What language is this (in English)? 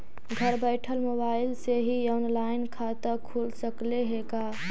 Magahi